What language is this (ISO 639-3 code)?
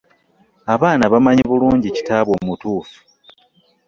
lug